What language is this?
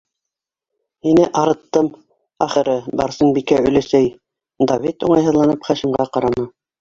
Bashkir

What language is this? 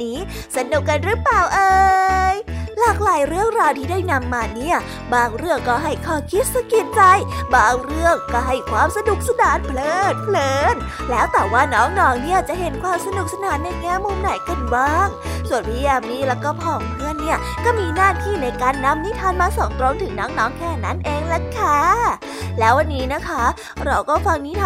Thai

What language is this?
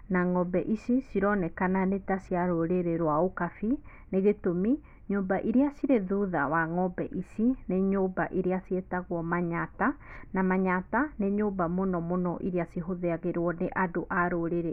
Kikuyu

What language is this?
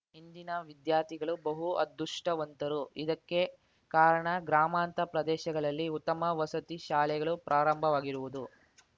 Kannada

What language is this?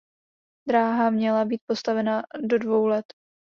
Czech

